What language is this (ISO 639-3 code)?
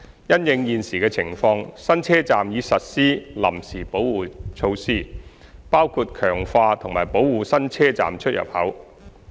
yue